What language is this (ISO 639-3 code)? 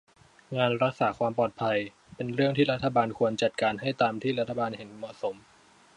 tha